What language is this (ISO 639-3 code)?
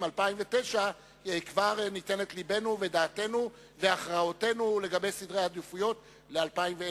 heb